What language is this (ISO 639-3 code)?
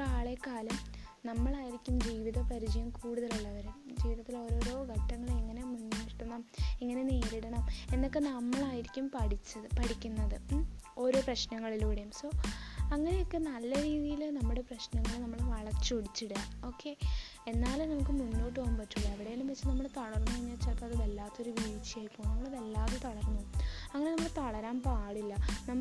mal